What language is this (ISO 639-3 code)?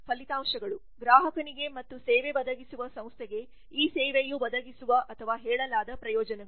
kan